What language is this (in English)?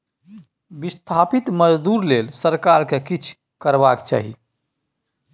Maithili